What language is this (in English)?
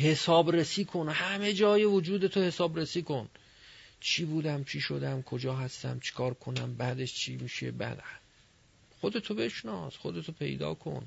Persian